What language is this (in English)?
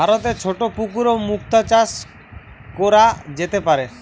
Bangla